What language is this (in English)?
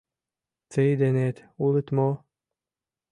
Mari